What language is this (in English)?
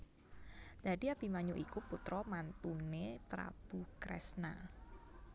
Javanese